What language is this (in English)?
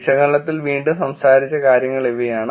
Malayalam